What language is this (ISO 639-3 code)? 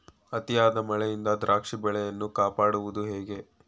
kan